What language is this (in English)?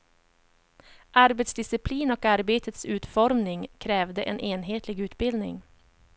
Swedish